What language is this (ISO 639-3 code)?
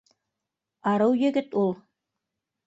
bak